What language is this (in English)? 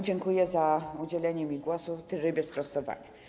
Polish